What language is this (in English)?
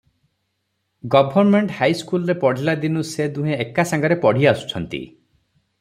Odia